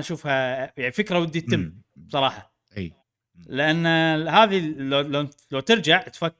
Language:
Arabic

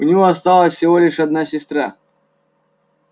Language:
Russian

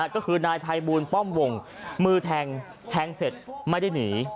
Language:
Thai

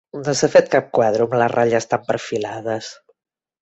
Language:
Catalan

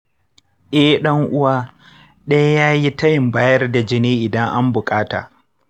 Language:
Hausa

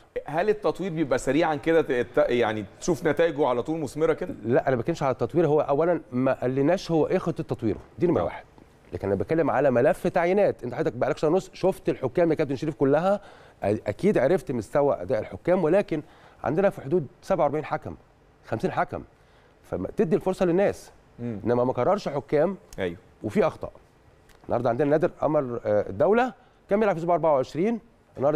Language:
Arabic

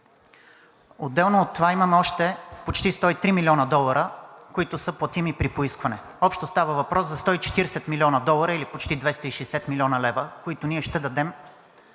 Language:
Bulgarian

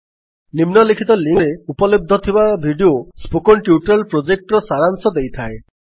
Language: Odia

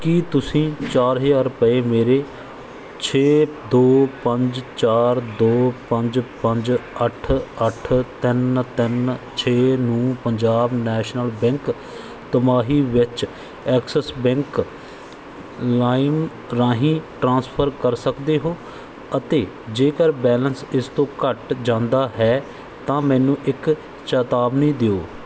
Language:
Punjabi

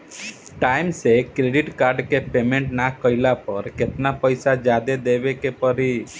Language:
Bhojpuri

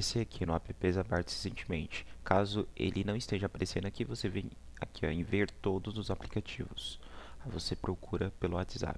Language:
Portuguese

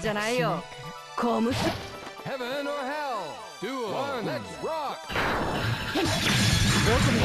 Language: Japanese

